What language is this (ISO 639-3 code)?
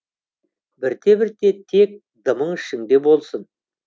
kaz